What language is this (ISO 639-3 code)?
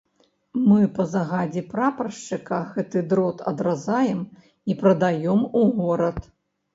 bel